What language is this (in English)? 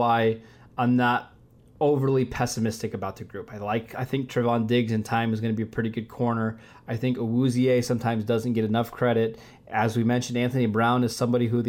English